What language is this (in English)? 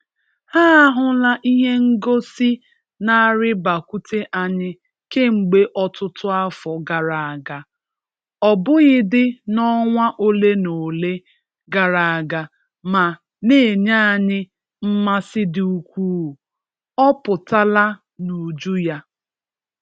Igbo